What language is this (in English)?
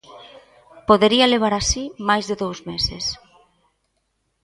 Galician